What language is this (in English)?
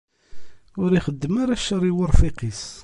Kabyle